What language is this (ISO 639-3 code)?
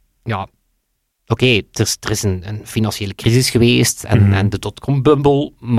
nld